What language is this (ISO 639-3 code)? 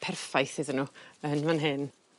cym